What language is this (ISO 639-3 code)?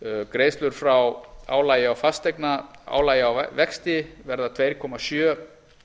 isl